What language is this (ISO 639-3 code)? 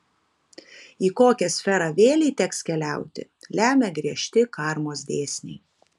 lit